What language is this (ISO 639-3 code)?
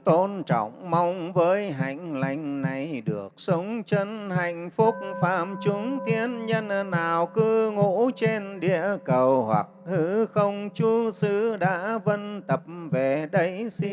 vie